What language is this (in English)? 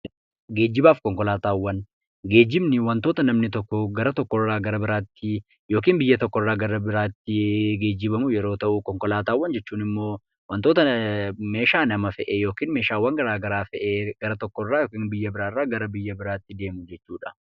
Oromo